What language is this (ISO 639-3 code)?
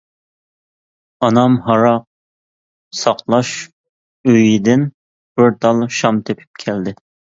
uig